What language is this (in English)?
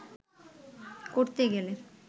Bangla